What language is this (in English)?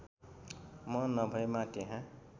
Nepali